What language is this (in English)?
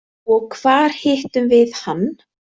Icelandic